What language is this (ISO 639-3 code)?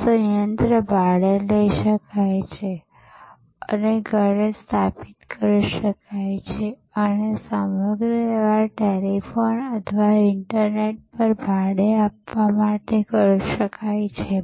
guj